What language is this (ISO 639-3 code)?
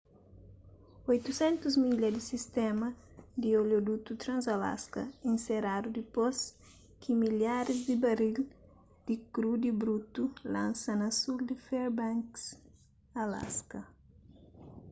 kea